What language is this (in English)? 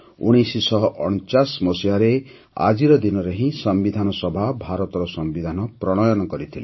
Odia